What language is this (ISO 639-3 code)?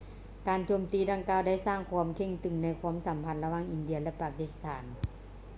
lao